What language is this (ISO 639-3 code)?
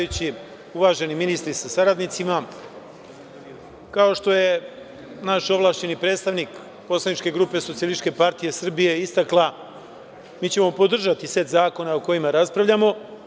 srp